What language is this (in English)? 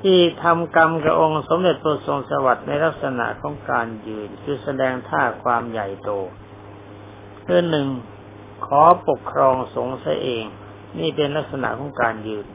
Thai